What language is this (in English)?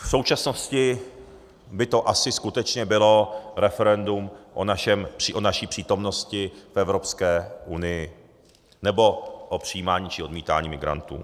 Czech